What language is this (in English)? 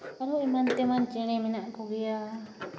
Santali